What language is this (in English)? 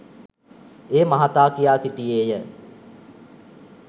Sinhala